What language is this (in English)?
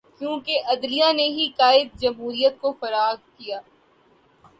Urdu